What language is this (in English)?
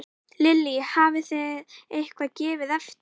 Icelandic